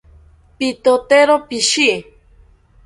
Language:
South Ucayali Ashéninka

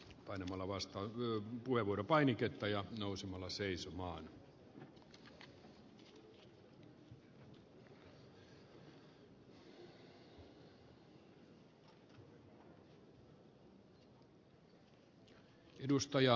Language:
Finnish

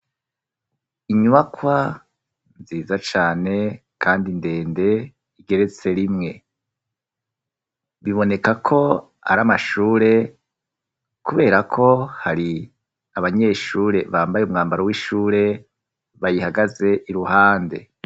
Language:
Rundi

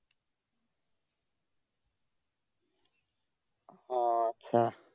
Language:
Bangla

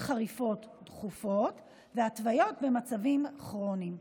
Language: Hebrew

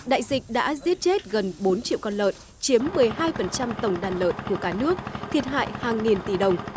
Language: Vietnamese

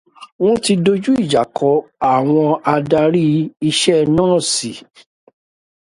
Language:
Yoruba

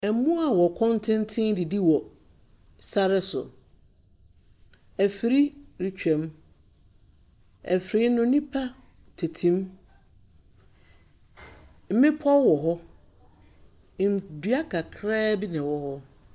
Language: Akan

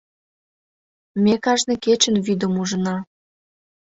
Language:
Mari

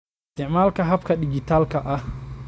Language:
Somali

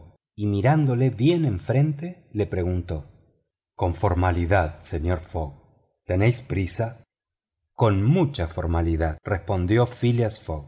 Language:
Spanish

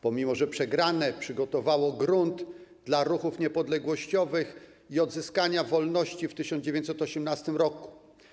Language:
Polish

